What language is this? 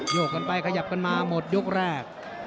Thai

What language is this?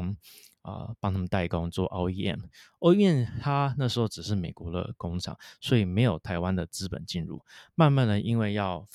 Chinese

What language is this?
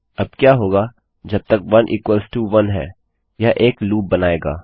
Hindi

